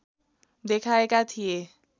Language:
Nepali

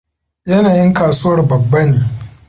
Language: Hausa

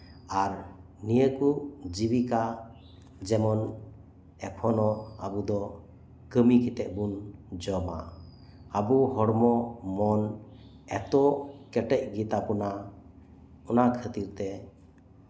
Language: Santali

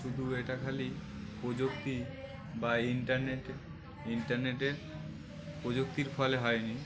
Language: Bangla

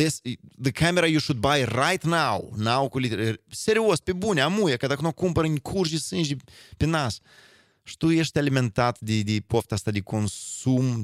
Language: Romanian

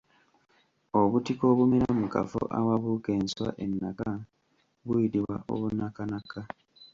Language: Ganda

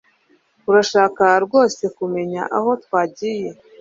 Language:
Kinyarwanda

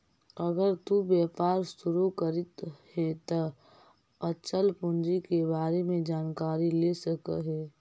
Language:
Magahi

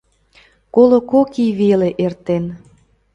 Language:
Mari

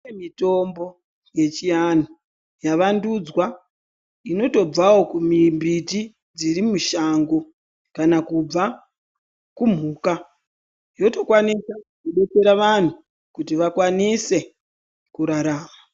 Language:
Ndau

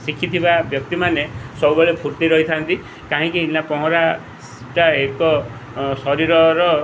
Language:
Odia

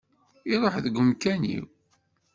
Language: Kabyle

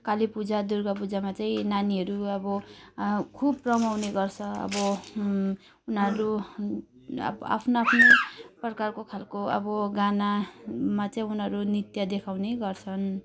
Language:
Nepali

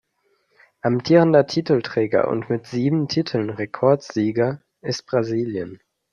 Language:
German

